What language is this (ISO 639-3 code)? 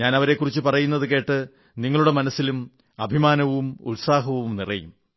mal